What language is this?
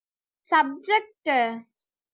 Tamil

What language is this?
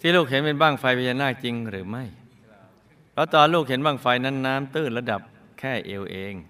Thai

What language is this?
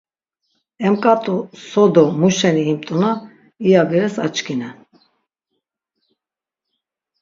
Laz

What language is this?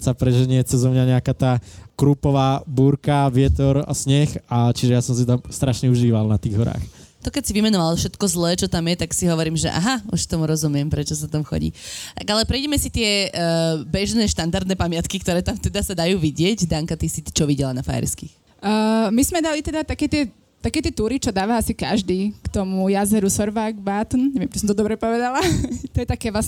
Slovak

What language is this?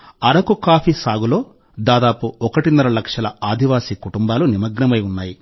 Telugu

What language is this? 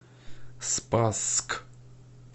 Russian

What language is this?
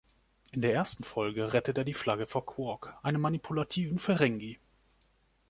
German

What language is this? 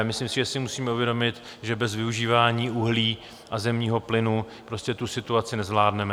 Czech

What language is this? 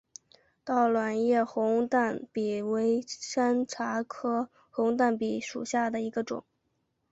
Chinese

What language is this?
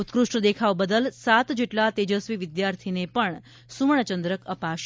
Gujarati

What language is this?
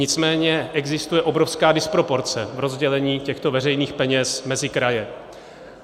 Czech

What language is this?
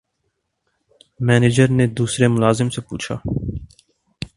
Urdu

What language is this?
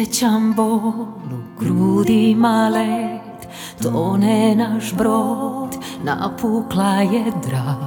Croatian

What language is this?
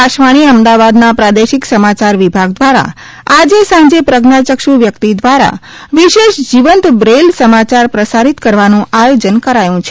Gujarati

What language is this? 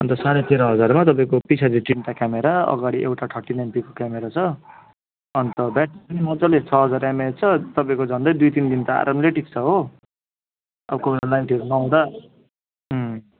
Nepali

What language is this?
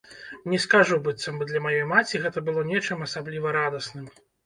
Belarusian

